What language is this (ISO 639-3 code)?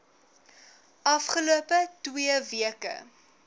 afr